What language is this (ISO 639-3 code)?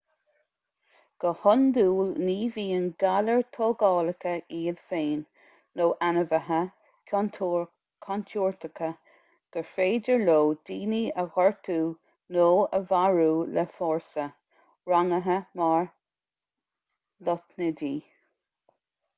gle